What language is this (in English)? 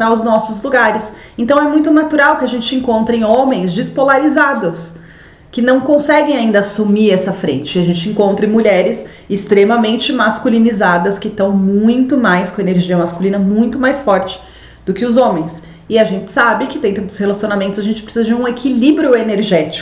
Portuguese